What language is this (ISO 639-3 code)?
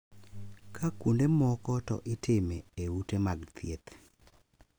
luo